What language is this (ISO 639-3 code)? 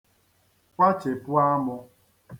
ibo